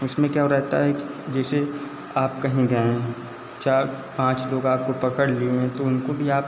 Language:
Hindi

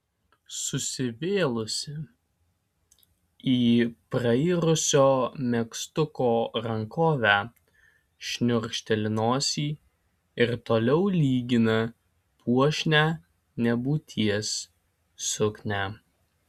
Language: Lithuanian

